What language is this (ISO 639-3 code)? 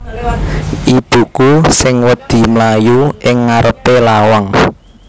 jav